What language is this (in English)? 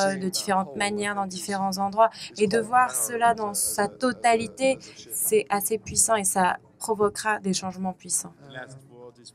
French